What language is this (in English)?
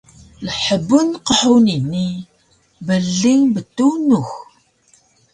Taroko